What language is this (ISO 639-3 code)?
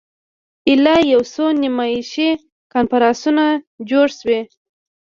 pus